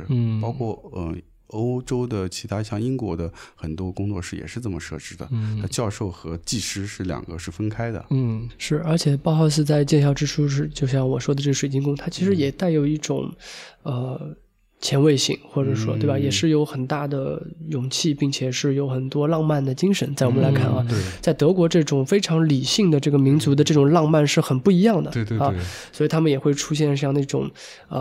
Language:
Chinese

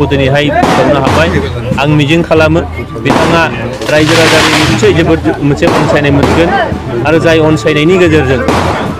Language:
Indonesian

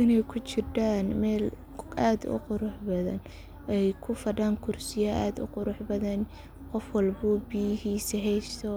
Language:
Somali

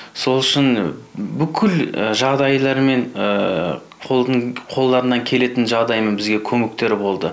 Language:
Kazakh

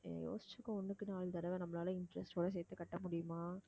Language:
Tamil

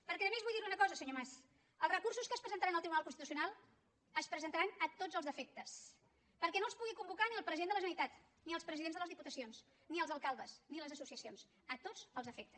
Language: Catalan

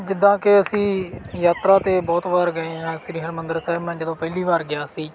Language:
Punjabi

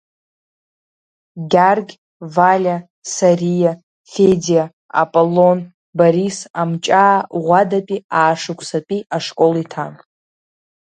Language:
Abkhazian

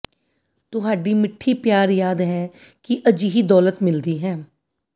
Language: Punjabi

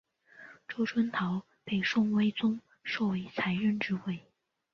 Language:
Chinese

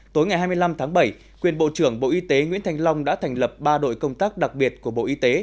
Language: Vietnamese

